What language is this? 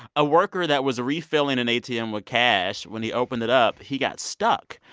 English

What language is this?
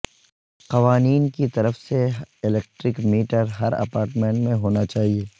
Urdu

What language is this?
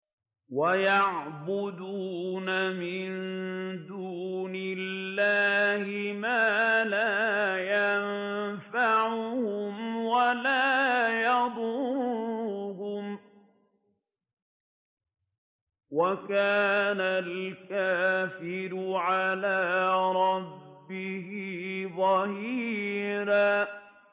Arabic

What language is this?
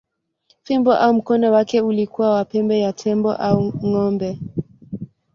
Swahili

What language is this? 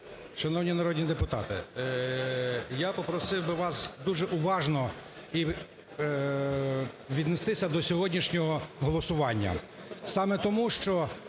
Ukrainian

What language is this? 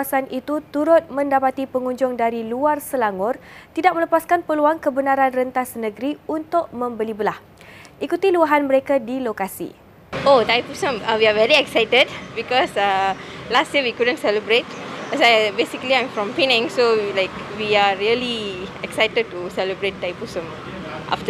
Malay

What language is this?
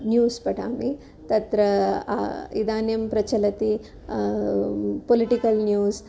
Sanskrit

